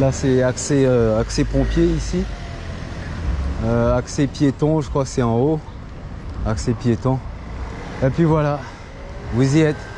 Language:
French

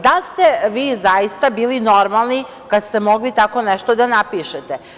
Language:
Serbian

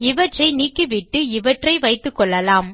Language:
Tamil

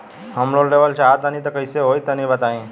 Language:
Bhojpuri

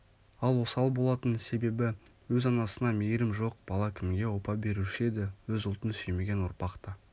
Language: Kazakh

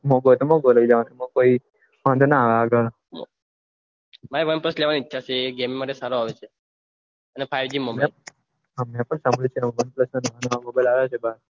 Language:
Gujarati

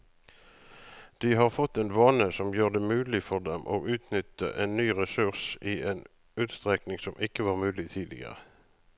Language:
Norwegian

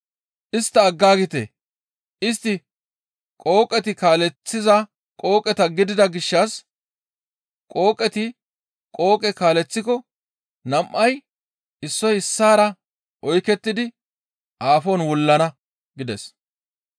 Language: Gamo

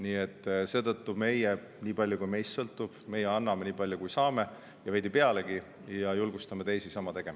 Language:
Estonian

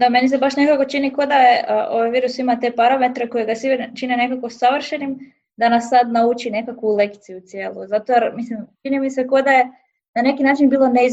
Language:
Croatian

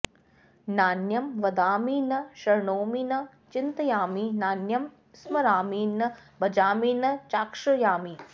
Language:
Sanskrit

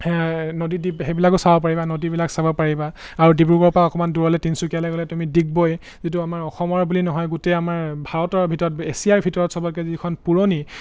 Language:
Assamese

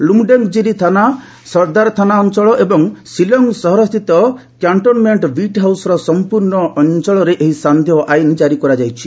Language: Odia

